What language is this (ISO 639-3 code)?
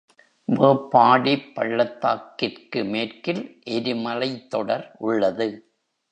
tam